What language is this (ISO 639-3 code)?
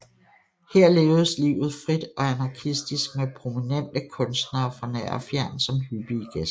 dan